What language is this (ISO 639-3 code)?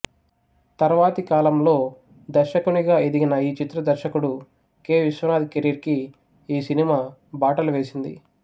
tel